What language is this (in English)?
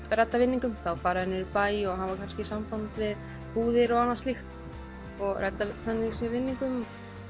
Icelandic